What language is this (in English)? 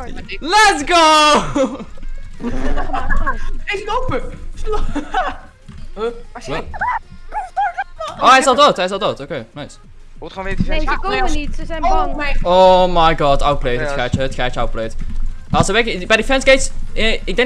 Dutch